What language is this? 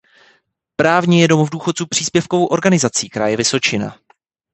Czech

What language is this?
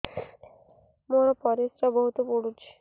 Odia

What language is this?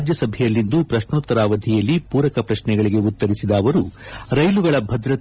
Kannada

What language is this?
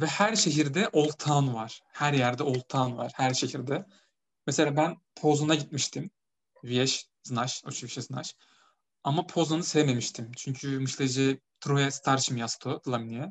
Turkish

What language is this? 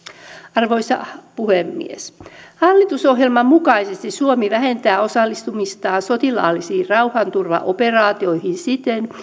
Finnish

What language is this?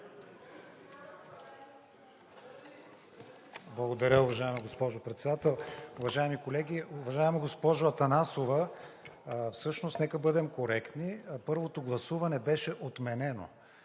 Bulgarian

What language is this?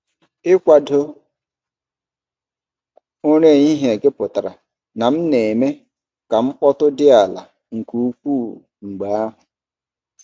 Igbo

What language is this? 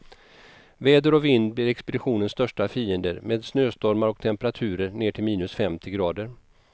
Swedish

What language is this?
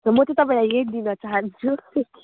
Nepali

